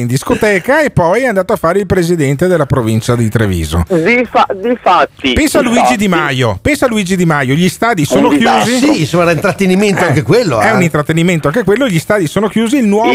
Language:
Italian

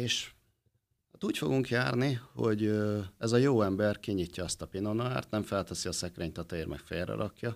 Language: Hungarian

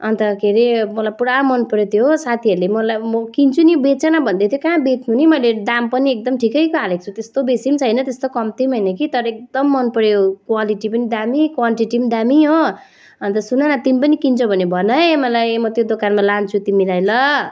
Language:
Nepali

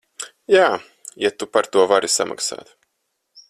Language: Latvian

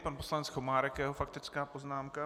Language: Czech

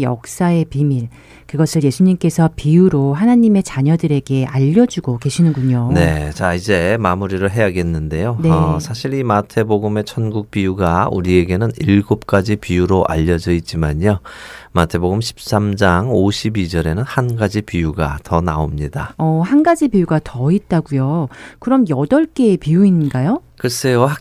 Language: Korean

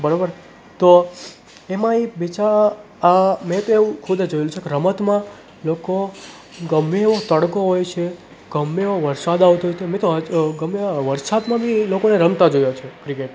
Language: Gujarati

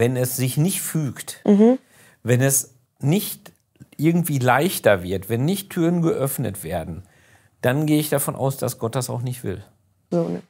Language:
German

